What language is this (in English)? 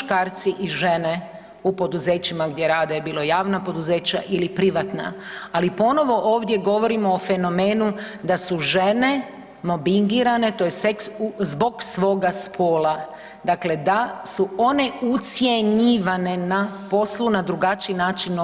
Croatian